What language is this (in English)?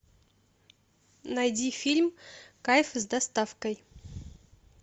Russian